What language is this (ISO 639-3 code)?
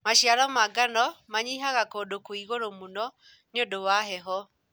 kik